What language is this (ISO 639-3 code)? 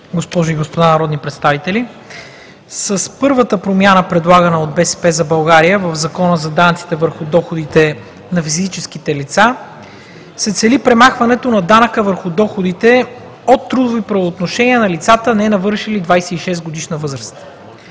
bul